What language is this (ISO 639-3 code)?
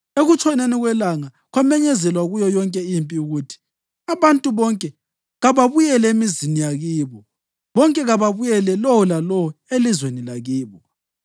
nde